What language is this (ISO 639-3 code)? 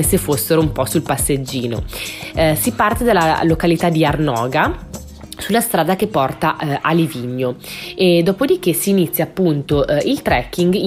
ita